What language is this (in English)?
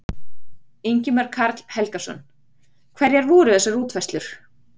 Icelandic